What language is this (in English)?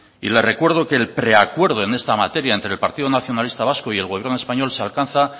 Spanish